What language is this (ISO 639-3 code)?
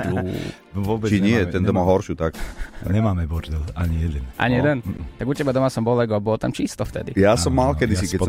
slk